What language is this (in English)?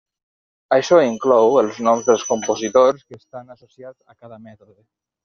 Catalan